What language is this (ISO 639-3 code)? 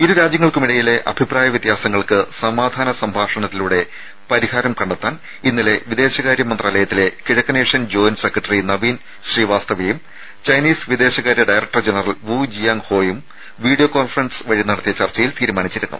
mal